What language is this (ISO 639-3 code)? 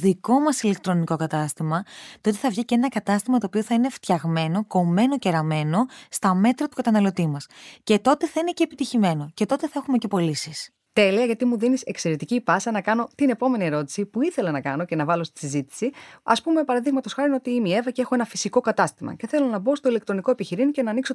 ell